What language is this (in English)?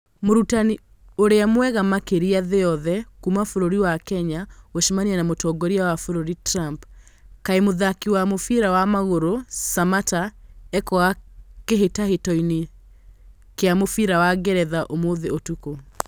Kikuyu